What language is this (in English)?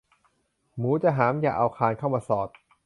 Thai